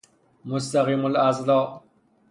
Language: Persian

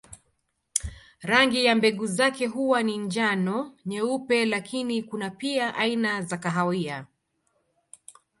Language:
Swahili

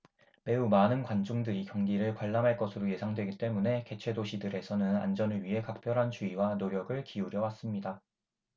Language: Korean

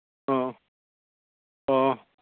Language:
Manipuri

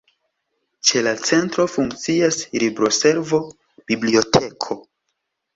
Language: Esperanto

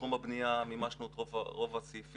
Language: Hebrew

